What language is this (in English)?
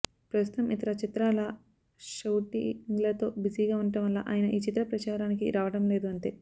Telugu